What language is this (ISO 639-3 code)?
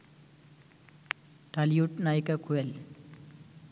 ben